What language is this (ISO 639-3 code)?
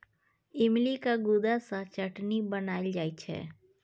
mai